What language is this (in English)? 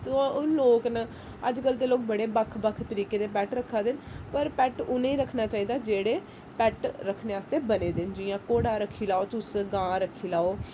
Dogri